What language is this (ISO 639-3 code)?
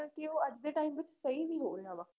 pan